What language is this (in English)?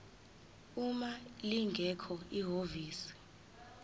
Zulu